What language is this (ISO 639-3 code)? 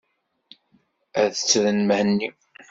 kab